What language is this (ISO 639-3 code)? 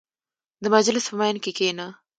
pus